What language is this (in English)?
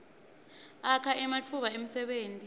Swati